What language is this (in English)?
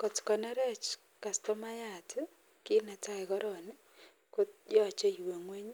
Kalenjin